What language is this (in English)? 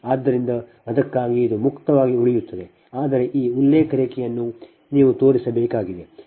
Kannada